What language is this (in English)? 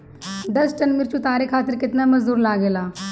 Bhojpuri